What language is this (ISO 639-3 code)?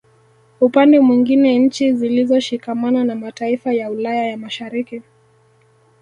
swa